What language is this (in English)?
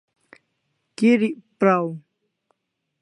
Kalasha